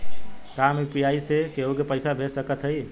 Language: Bhojpuri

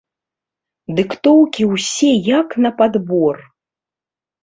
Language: Belarusian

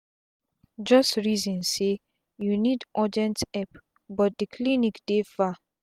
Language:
Nigerian Pidgin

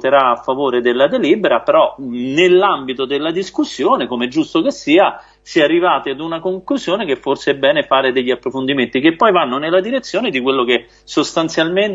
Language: Italian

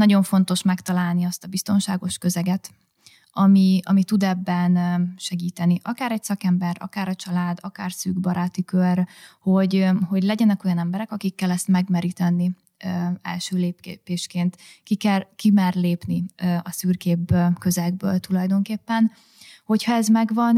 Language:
Hungarian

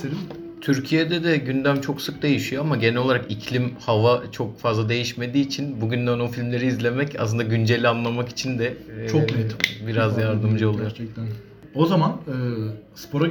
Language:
Turkish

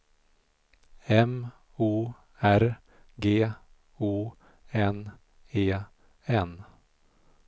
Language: Swedish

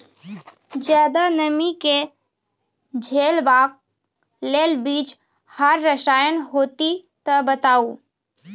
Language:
Maithili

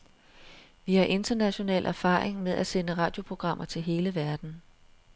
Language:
Danish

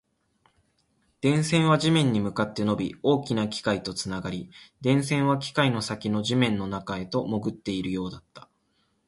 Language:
Japanese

